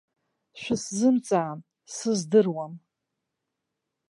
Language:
Abkhazian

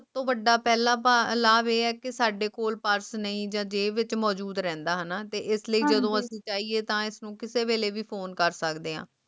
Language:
Punjabi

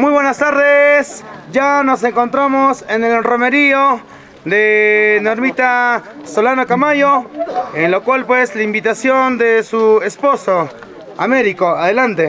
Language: Spanish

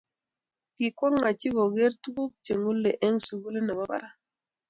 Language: Kalenjin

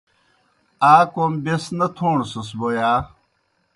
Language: Kohistani Shina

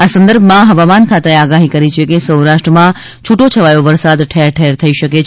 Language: Gujarati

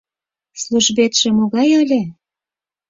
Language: Mari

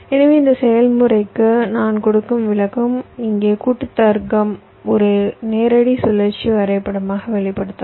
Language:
Tamil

